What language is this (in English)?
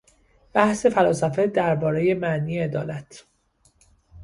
Persian